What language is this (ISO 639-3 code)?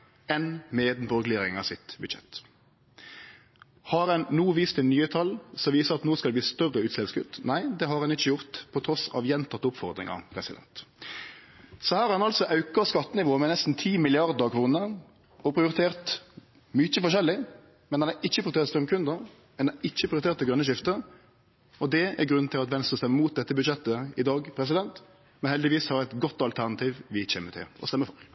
nno